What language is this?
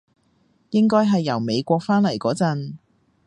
Cantonese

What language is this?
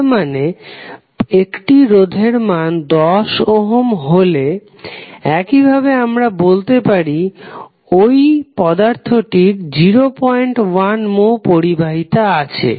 Bangla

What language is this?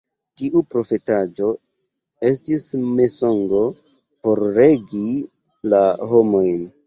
Esperanto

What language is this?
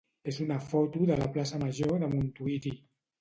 Catalan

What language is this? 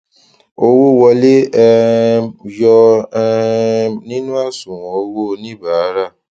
Yoruba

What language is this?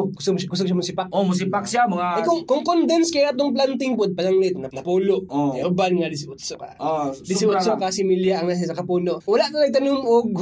Filipino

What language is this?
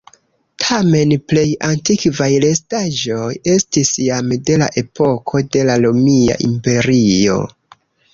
Esperanto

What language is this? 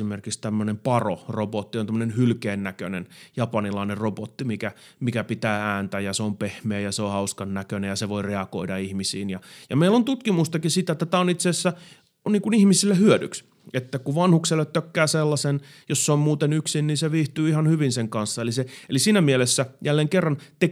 Finnish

